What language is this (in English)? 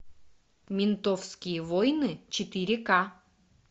Russian